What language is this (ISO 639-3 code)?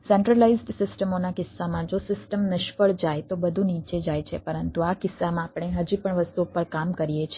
guj